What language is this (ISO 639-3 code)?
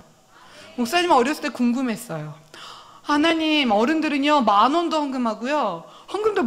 kor